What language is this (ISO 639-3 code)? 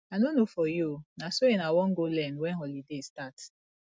pcm